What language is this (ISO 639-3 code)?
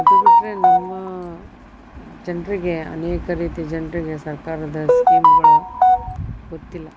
kan